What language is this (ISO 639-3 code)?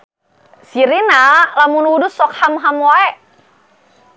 sun